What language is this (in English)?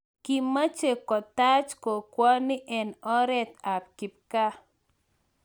Kalenjin